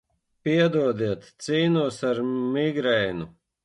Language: Latvian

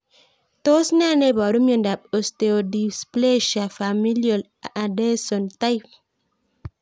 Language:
Kalenjin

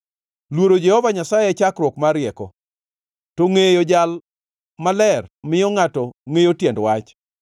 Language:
Luo (Kenya and Tanzania)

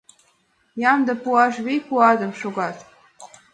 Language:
Mari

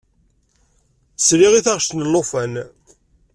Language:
Kabyle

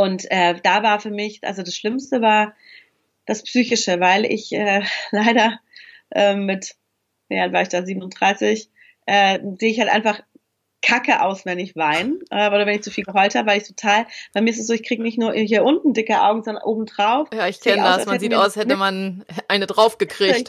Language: German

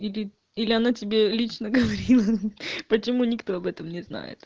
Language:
Russian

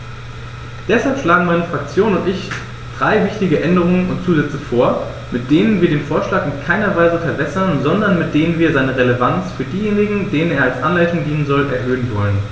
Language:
German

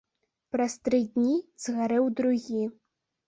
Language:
Belarusian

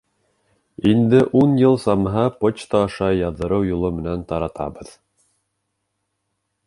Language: Bashkir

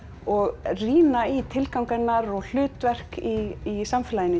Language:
Icelandic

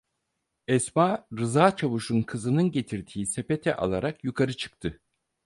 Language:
Turkish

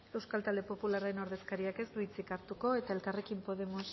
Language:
Basque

